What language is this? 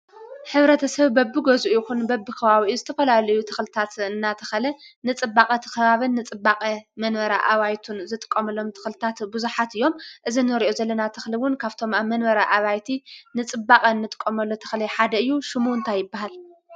Tigrinya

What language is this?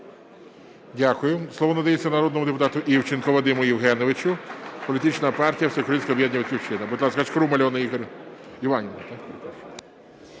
Ukrainian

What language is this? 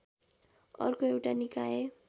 Nepali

